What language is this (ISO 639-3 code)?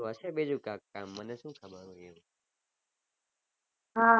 guj